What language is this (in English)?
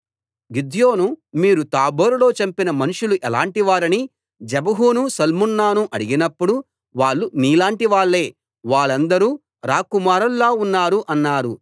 Telugu